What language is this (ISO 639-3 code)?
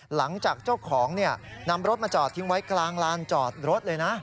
tha